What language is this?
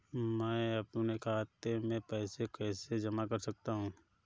Hindi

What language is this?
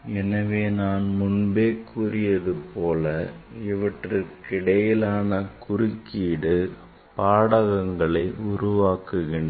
Tamil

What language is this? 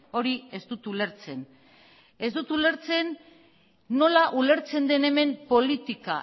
Basque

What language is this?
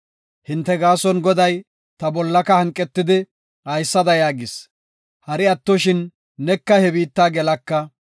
Gofa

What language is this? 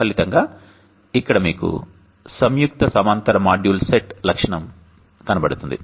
Telugu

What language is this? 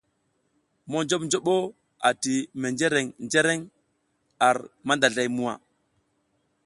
South Giziga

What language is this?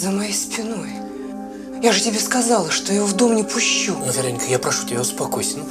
Russian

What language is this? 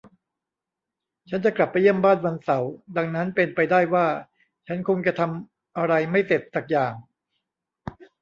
Thai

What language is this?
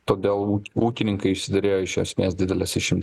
Lithuanian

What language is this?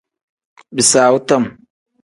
Tem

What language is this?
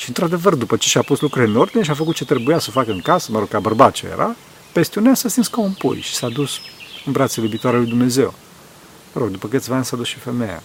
Romanian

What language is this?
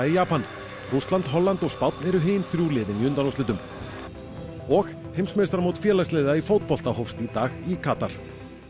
Icelandic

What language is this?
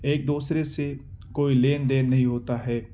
Urdu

